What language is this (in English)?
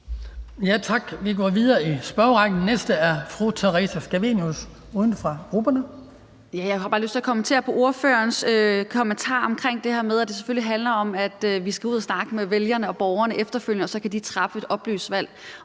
Danish